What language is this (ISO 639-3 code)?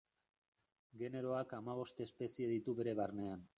eus